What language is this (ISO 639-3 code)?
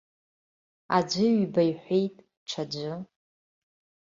abk